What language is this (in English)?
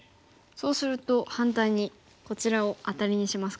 Japanese